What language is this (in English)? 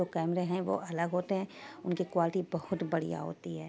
Urdu